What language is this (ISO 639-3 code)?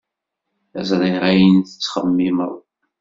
kab